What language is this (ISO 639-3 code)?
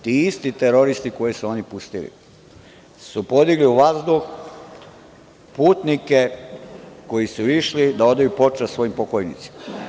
srp